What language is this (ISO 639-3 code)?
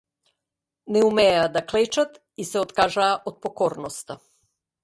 mkd